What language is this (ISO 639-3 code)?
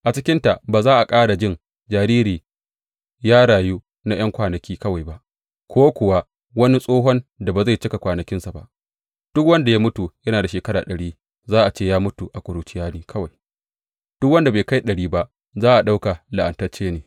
hau